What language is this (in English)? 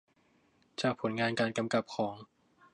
Thai